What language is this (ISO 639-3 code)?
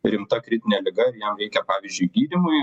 lit